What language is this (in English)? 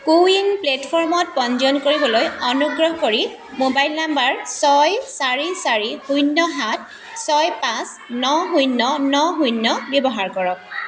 Assamese